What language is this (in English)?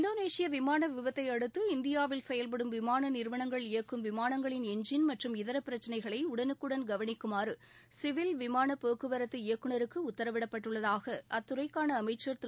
Tamil